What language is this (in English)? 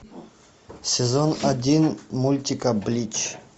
Russian